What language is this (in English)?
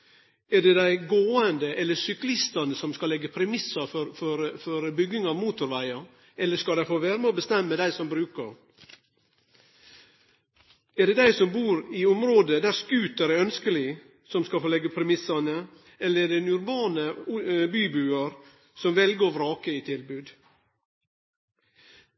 Norwegian Nynorsk